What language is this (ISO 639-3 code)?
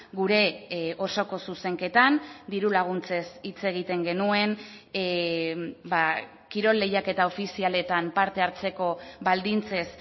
eus